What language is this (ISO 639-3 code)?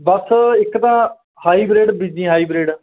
pan